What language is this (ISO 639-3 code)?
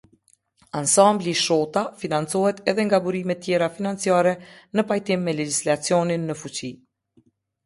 sqi